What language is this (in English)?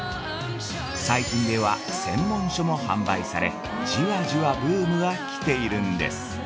Japanese